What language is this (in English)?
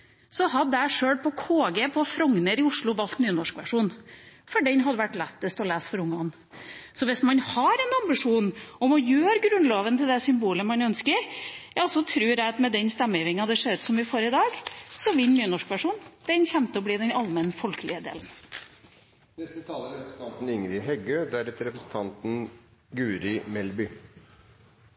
Norwegian